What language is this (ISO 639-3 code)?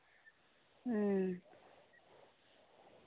sat